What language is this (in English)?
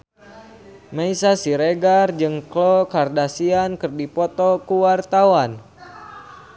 Sundanese